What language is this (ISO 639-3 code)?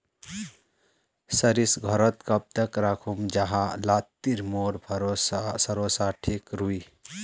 mag